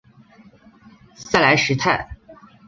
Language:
Chinese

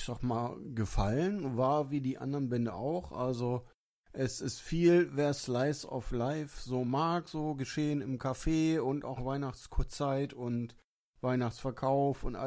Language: German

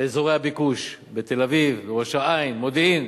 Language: Hebrew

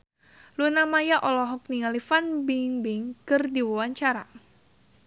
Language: Sundanese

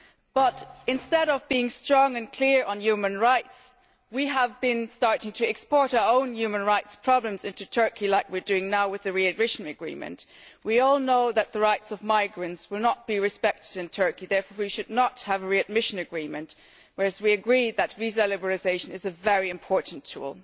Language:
English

